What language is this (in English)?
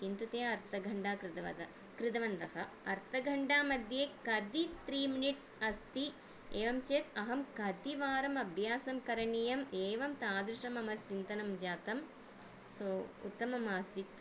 Sanskrit